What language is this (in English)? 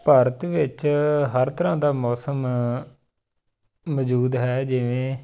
Punjabi